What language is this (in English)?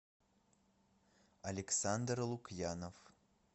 Russian